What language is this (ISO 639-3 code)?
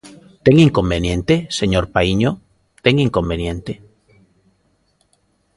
glg